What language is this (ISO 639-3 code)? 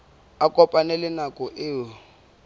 sot